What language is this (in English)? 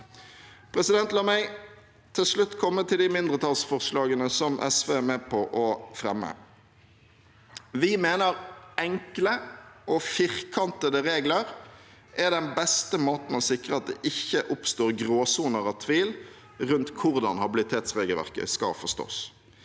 Norwegian